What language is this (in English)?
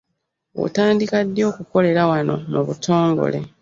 Ganda